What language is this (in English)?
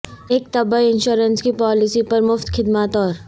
Urdu